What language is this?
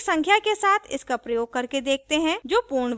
Hindi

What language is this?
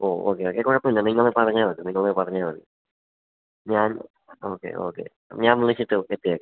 Malayalam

